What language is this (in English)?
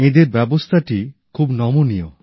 Bangla